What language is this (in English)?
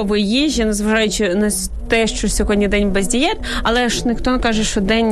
Ukrainian